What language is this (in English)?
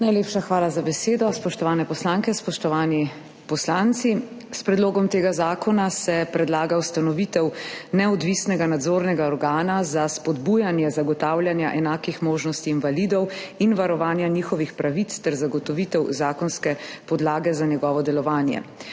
Slovenian